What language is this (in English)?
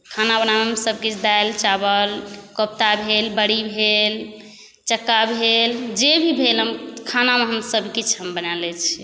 Maithili